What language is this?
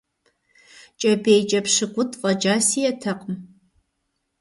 Kabardian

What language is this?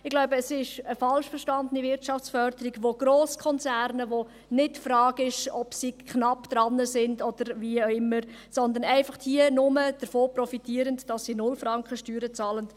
Swiss German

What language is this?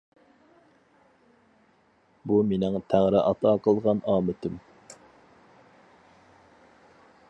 Uyghur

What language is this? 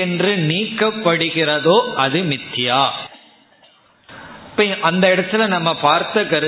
Tamil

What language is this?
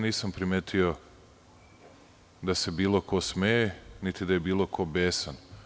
Serbian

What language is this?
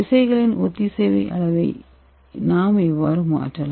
Tamil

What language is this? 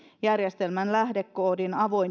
Finnish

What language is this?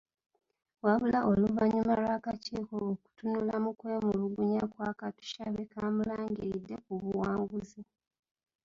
Ganda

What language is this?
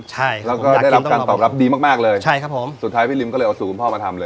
Thai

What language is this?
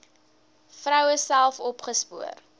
Afrikaans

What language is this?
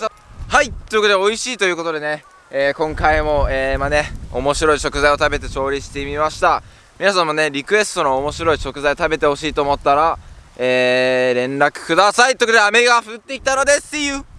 Japanese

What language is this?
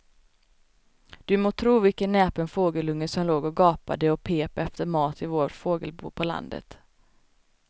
Swedish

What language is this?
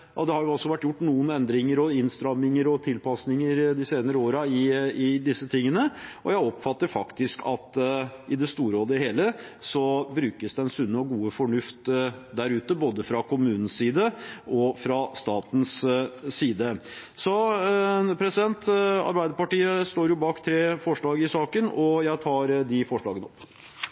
Norwegian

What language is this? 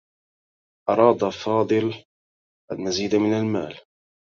Arabic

